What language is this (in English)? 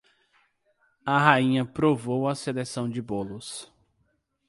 Portuguese